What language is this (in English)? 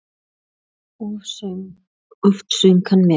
Icelandic